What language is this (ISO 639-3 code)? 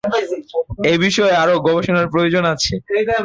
ben